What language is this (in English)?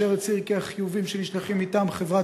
Hebrew